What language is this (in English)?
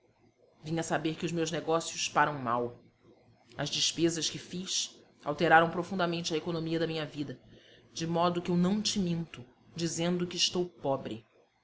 Portuguese